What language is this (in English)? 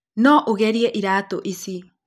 Kikuyu